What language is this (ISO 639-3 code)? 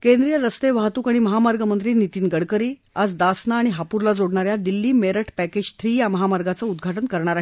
mar